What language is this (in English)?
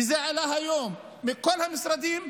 Hebrew